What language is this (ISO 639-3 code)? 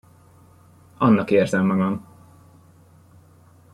hun